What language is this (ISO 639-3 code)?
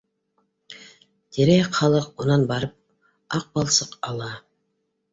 bak